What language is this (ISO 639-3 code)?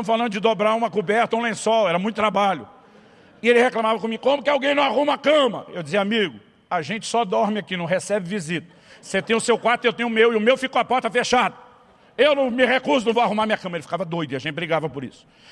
por